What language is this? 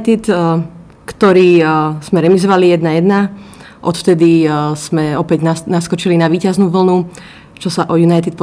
Slovak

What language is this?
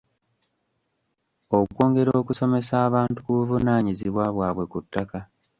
Ganda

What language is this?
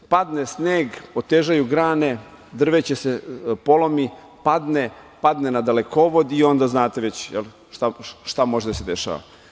Serbian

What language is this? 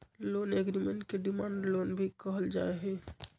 Magahi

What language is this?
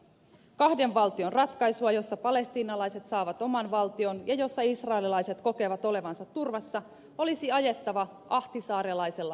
Finnish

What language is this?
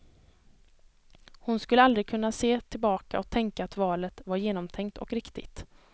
Swedish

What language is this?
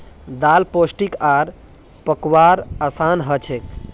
Magahi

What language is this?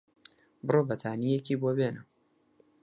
Central Kurdish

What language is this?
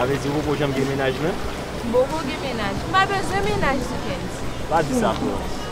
French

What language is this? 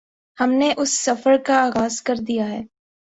Urdu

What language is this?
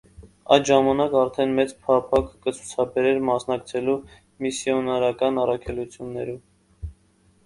Armenian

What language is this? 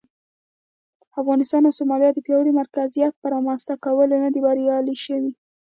Pashto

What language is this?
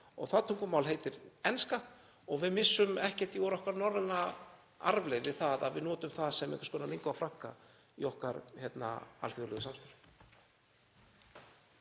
Icelandic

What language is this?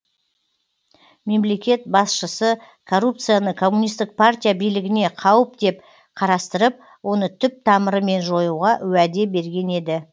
Kazakh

